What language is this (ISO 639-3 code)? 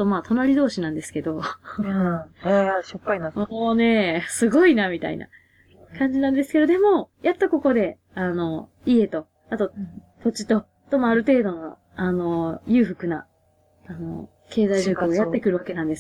jpn